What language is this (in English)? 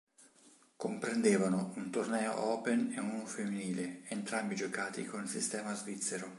Italian